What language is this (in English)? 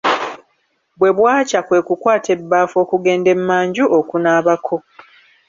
Ganda